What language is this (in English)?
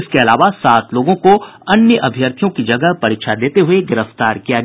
Hindi